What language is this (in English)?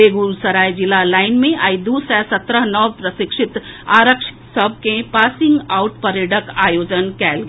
Maithili